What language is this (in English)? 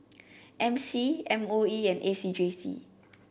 English